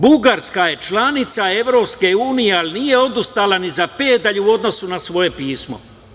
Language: Serbian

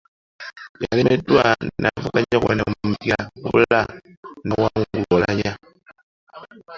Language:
Ganda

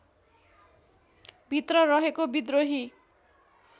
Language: Nepali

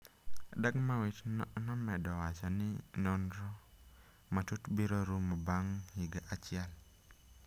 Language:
Luo (Kenya and Tanzania)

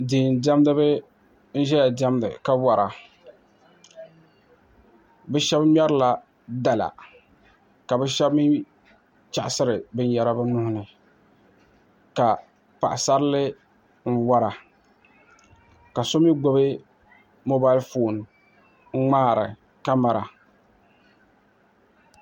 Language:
Dagbani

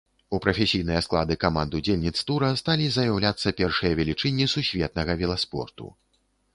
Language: Belarusian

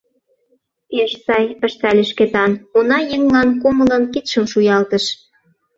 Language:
Mari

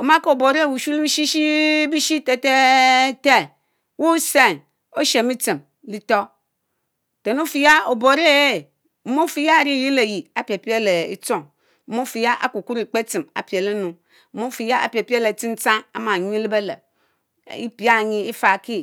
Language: Mbe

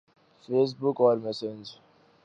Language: Urdu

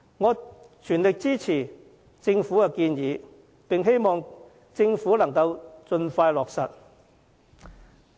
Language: Cantonese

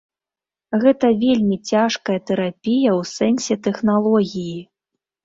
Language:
Belarusian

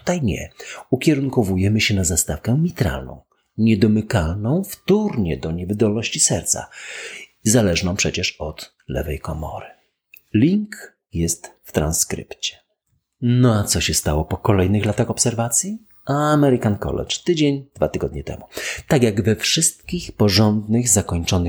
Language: Polish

